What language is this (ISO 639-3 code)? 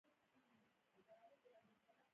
pus